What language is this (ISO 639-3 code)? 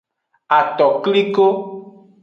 ajg